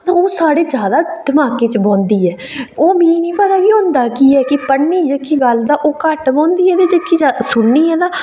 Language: Dogri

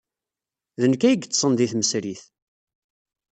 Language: Kabyle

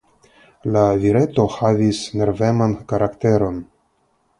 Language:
Esperanto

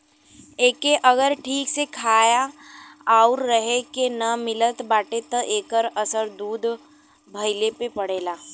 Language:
Bhojpuri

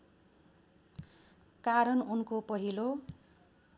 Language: Nepali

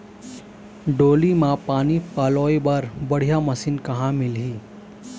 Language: Chhattisgarhi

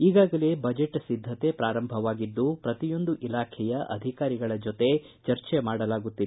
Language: Kannada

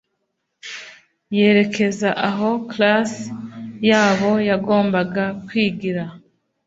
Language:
Kinyarwanda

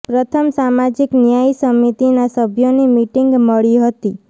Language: Gujarati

